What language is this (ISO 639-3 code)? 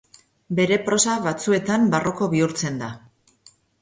eus